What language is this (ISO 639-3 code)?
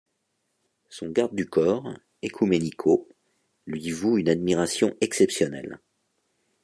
fra